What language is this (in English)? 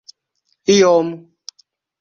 Esperanto